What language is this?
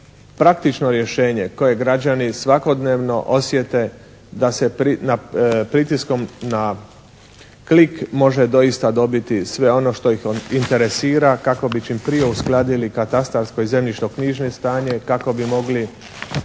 Croatian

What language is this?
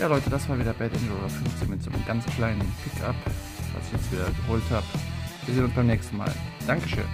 German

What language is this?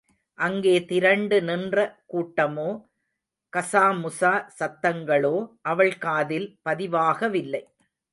Tamil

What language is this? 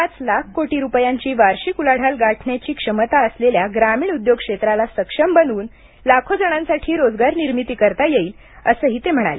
Marathi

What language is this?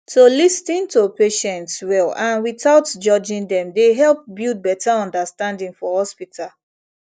Nigerian Pidgin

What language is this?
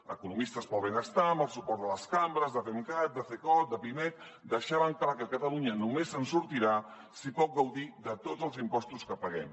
Catalan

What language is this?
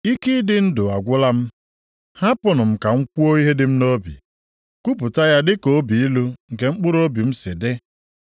Igbo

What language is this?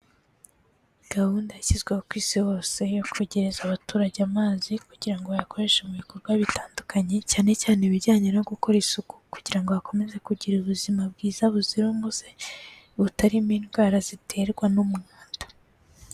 Kinyarwanda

